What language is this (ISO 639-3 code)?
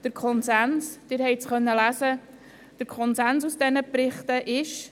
gsw